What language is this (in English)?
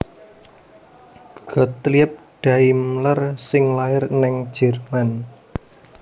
Javanese